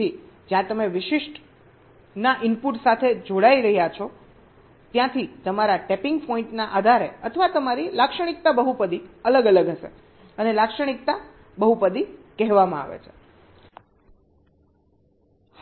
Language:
Gujarati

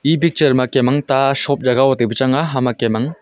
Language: Wancho Naga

